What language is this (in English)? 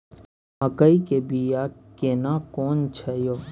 Maithili